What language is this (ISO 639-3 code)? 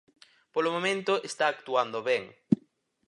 glg